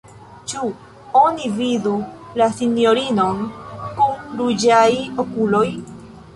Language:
Esperanto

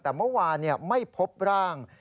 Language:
Thai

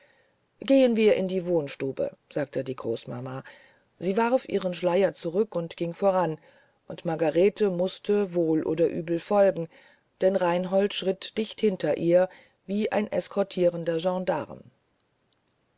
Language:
German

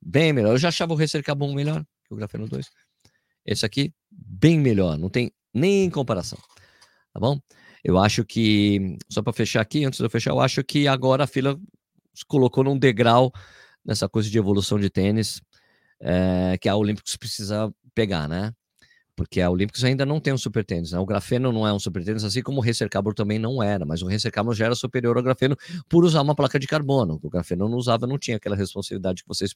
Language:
Portuguese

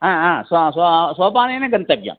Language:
Sanskrit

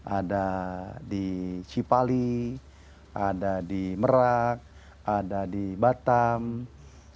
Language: Indonesian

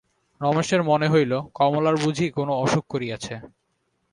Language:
Bangla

